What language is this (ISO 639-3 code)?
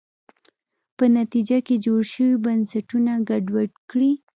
pus